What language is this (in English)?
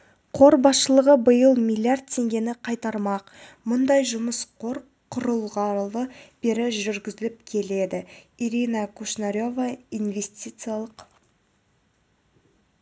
Kazakh